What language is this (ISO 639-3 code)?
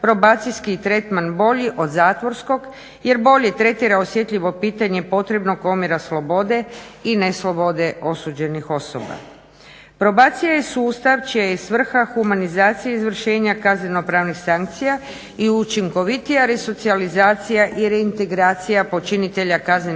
hrv